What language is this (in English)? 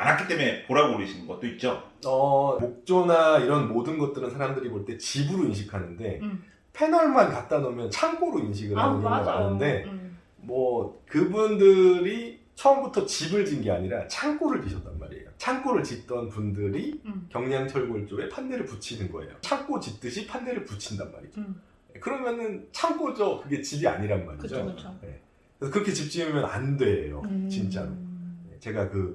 Korean